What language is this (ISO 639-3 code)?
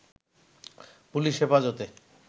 ben